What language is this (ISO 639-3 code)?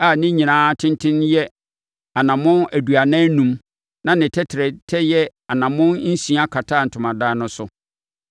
aka